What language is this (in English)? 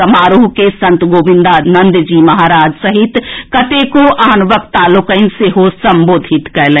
Maithili